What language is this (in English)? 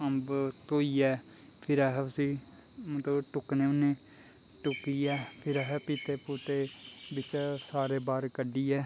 Dogri